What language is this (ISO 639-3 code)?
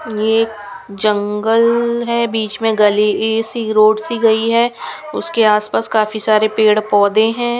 hin